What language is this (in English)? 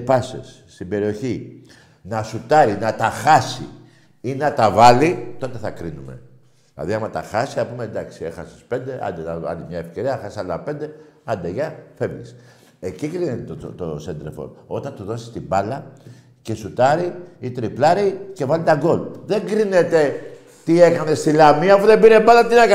Greek